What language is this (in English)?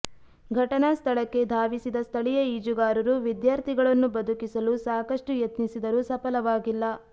Kannada